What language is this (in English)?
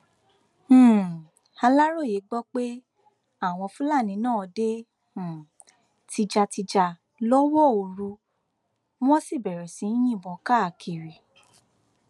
Yoruba